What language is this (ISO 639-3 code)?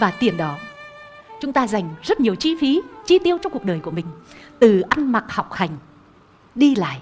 vie